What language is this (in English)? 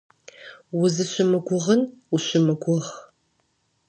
Kabardian